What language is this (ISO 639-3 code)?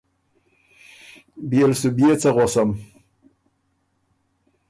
oru